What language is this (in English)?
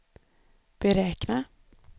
Swedish